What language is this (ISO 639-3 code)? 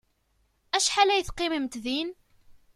kab